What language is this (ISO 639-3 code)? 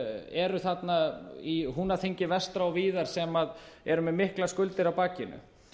isl